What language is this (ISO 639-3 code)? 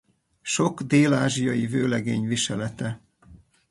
hun